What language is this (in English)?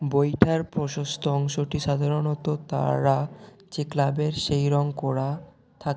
Bangla